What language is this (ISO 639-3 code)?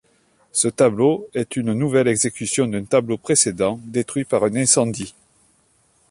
fra